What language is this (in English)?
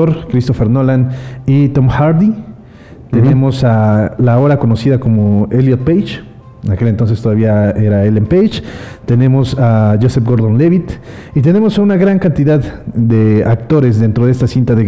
Spanish